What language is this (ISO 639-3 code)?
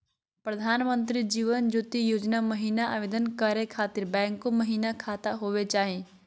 mag